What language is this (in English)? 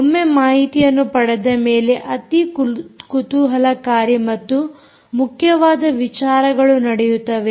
Kannada